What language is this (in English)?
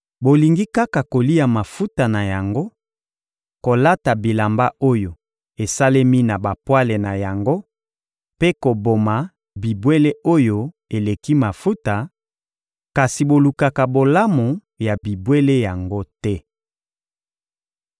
Lingala